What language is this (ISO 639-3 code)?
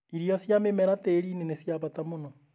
kik